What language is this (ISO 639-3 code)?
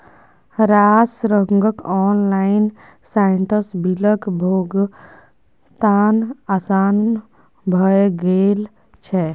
mai